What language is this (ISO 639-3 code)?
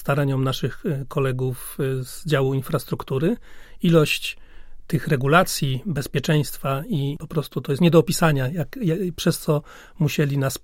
pol